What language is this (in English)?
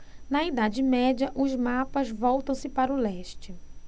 Portuguese